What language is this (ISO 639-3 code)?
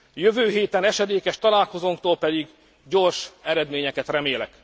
hun